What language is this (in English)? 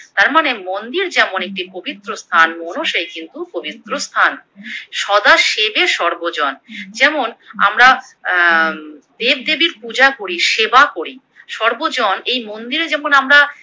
Bangla